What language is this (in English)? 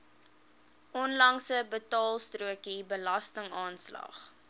Afrikaans